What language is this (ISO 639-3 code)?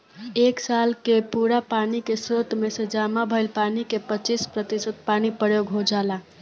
bho